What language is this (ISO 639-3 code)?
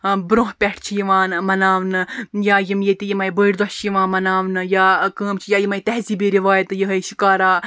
kas